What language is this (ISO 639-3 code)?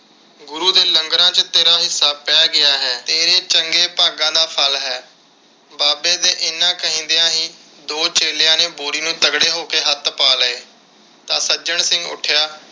pan